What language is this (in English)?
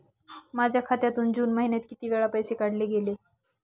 Marathi